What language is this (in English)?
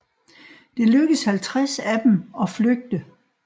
Danish